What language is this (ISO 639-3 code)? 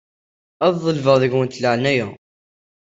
kab